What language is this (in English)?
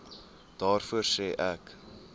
Afrikaans